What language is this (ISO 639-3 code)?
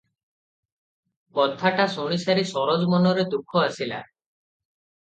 ori